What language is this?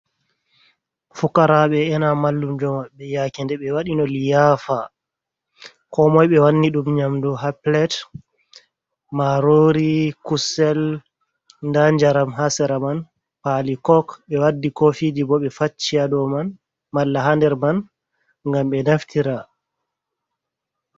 Fula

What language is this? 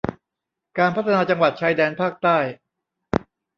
Thai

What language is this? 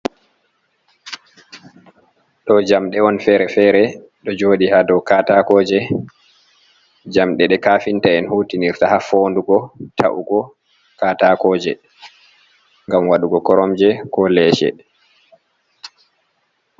Fula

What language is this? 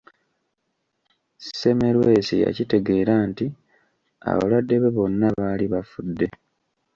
Ganda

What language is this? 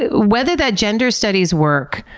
English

